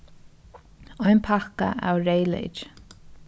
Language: Faroese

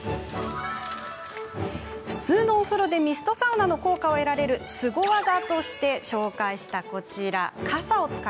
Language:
Japanese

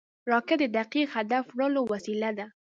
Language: Pashto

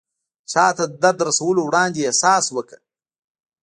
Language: Pashto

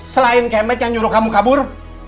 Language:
Indonesian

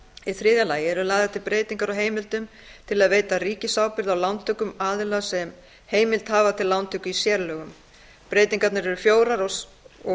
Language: Icelandic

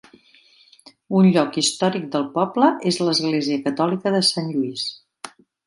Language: Catalan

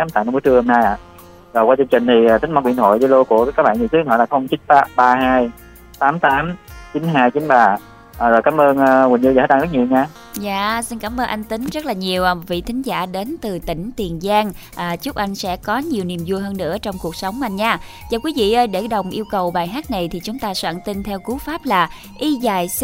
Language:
Vietnamese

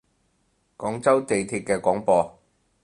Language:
Cantonese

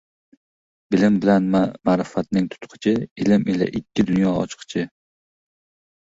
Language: Uzbek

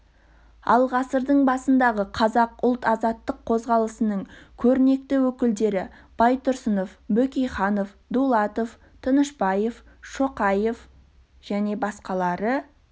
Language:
Kazakh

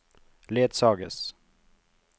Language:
Norwegian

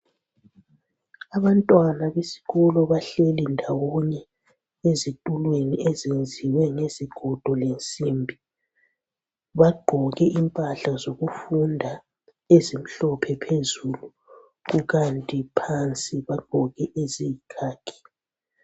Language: North Ndebele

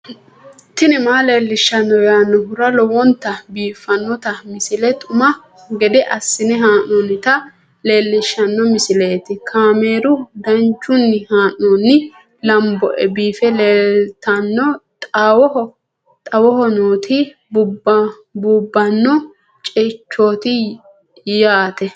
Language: Sidamo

